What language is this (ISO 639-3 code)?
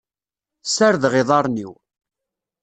kab